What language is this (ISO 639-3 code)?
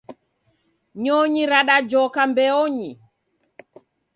dav